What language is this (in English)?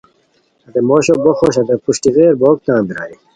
Khowar